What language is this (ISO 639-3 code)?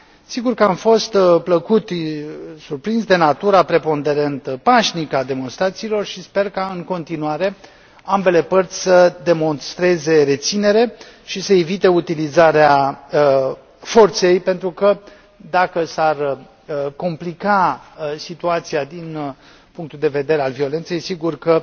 ron